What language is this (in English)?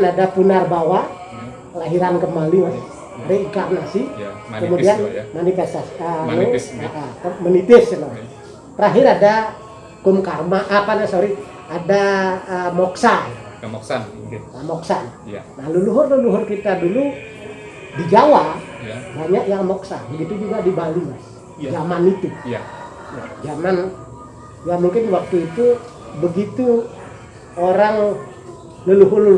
Indonesian